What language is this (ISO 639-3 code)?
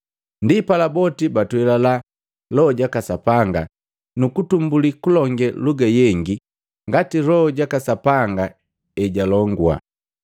mgv